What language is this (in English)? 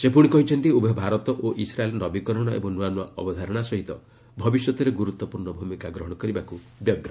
Odia